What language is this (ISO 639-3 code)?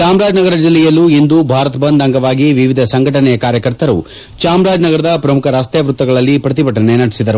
kan